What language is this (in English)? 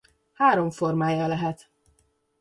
Hungarian